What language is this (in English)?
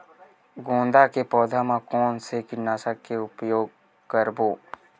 Chhattisgarhi